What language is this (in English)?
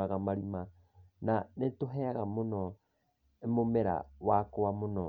Kikuyu